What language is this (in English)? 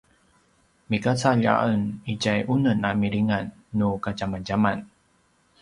Paiwan